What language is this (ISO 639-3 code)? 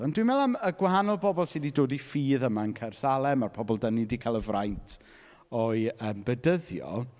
cym